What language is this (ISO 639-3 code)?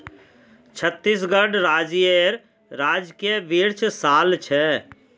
mag